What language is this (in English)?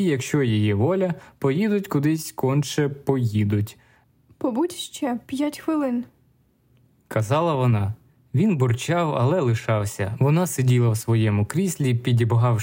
Ukrainian